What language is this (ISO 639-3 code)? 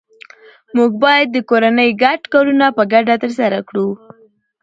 pus